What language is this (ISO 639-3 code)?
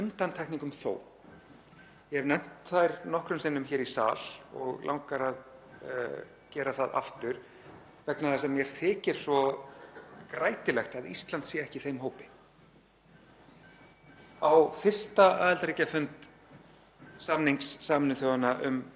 isl